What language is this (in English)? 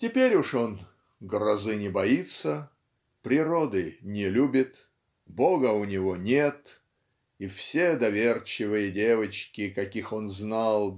Russian